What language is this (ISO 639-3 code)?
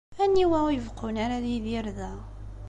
kab